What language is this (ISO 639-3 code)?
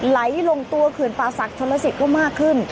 tha